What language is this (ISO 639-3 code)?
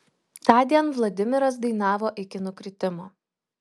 lit